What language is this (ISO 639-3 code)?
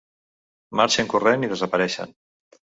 cat